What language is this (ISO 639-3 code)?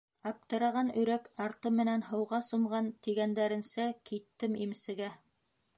bak